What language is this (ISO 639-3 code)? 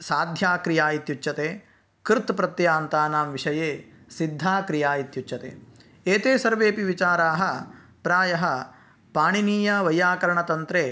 san